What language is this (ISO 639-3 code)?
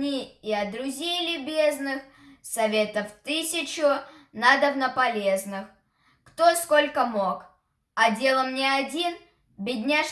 rus